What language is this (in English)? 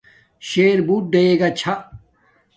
Domaaki